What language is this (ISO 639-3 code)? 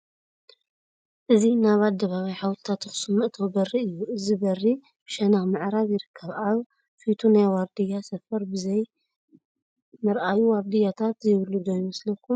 tir